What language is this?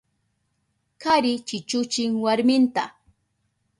Southern Pastaza Quechua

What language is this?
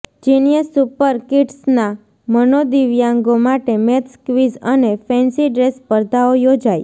Gujarati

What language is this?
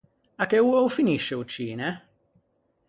Ligurian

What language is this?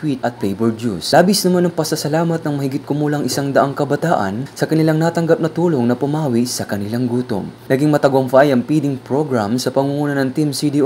Filipino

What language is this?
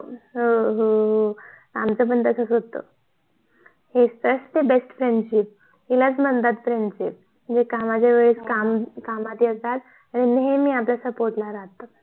Marathi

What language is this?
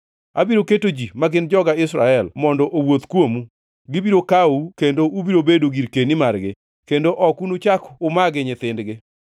Luo (Kenya and Tanzania)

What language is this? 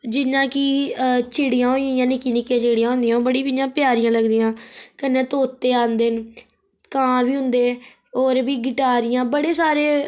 Dogri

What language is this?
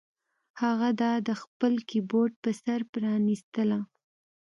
Pashto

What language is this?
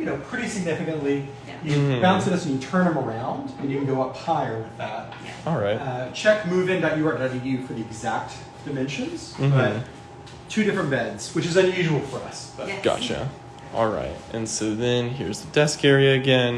English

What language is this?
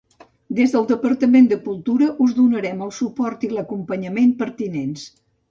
Catalan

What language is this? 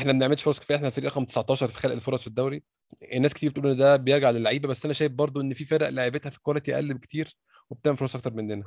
Arabic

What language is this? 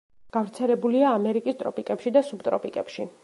Georgian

